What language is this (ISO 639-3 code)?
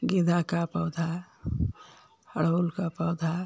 hin